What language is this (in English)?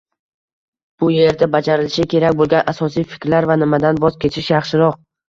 Uzbek